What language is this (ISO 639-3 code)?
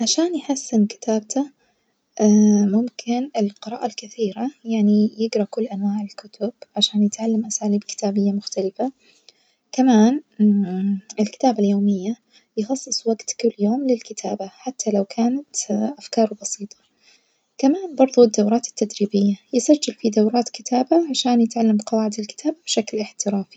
ars